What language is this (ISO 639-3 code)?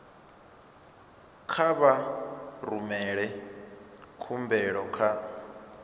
ven